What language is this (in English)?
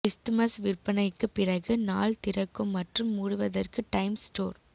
Tamil